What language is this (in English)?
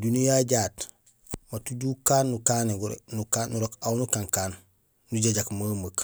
Gusilay